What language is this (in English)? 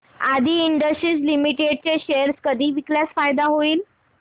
Marathi